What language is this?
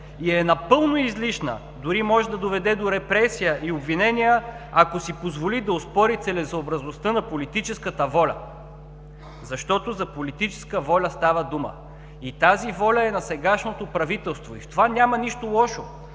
Bulgarian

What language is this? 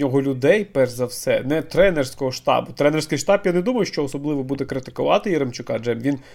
Ukrainian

